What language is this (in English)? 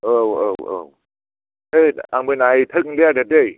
Bodo